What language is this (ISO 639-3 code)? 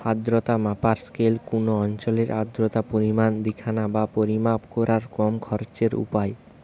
ben